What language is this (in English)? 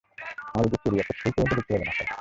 Bangla